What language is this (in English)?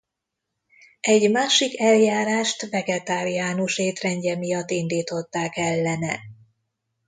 Hungarian